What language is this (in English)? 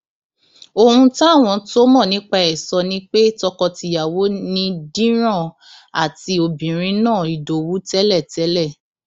Yoruba